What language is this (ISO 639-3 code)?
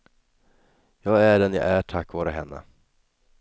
swe